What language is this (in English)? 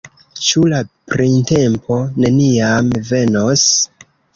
Esperanto